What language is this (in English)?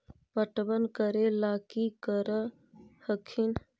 Magahi